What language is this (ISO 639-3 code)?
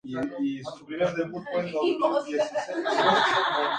spa